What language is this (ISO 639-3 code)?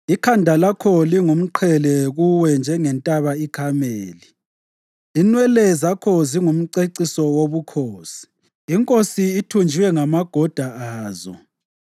nde